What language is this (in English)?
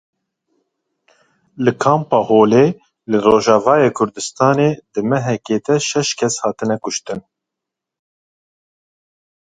Kurdish